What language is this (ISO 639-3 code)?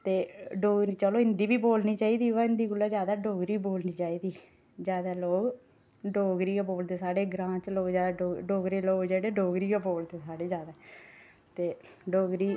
doi